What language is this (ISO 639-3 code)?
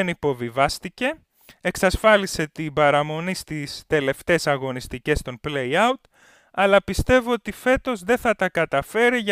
ell